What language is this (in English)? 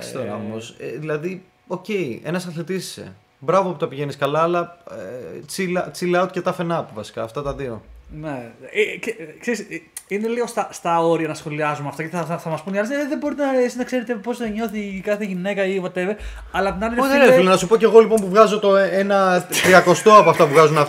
Greek